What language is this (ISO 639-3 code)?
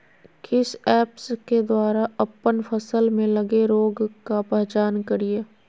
mag